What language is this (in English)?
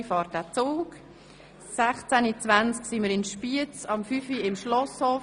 Swiss German